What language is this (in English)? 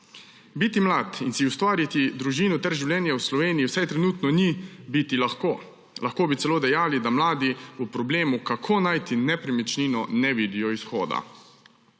Slovenian